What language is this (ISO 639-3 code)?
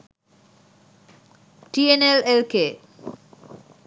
sin